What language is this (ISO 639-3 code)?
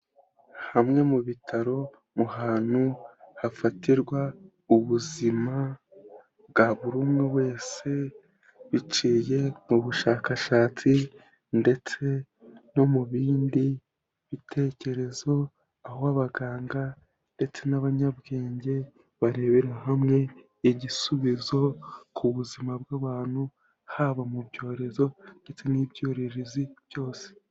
kin